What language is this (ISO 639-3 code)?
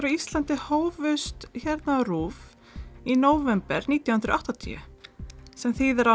isl